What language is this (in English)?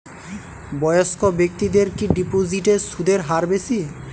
Bangla